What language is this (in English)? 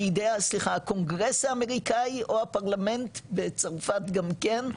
Hebrew